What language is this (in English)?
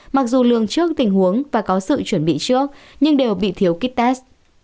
Vietnamese